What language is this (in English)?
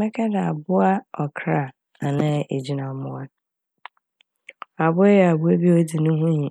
Akan